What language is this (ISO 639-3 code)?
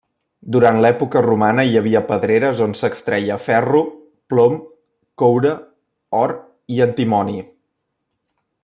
cat